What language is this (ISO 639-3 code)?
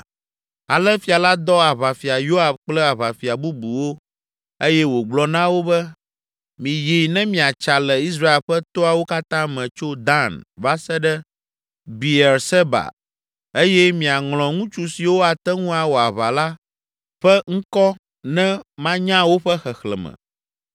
ewe